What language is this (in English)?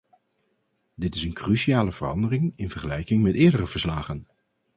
Dutch